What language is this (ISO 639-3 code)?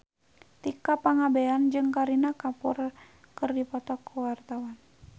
sun